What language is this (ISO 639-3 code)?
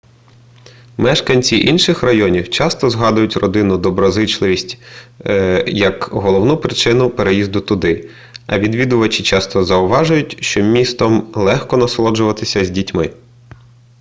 ukr